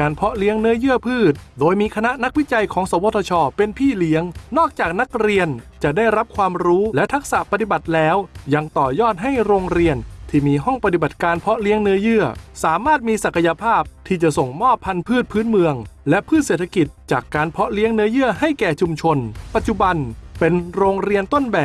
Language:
Thai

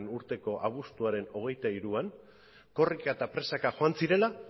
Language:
Basque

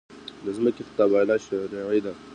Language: Pashto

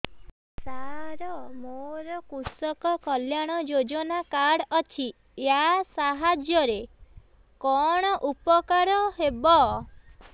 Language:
Odia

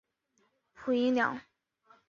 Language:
Chinese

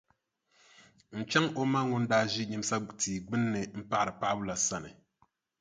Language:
Dagbani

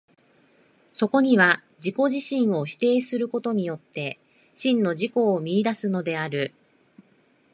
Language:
Japanese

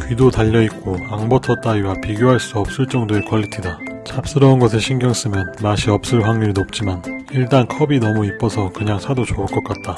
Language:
Korean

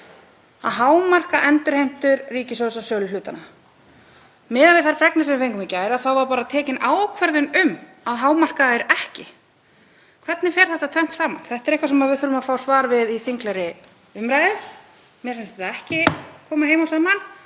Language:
Icelandic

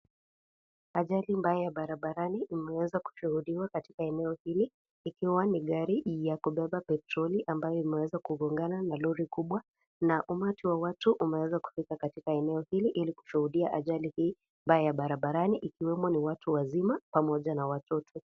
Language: Swahili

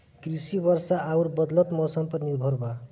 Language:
Bhojpuri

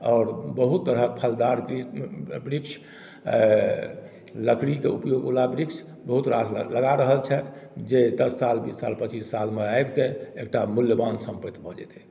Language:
Maithili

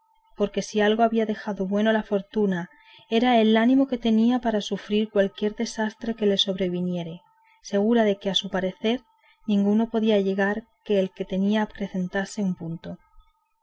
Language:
Spanish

